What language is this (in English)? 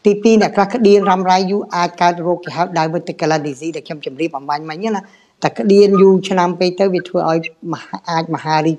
Vietnamese